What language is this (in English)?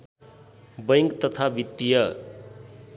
Nepali